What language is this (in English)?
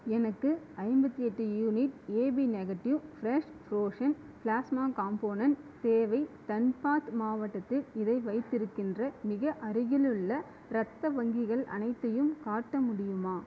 Tamil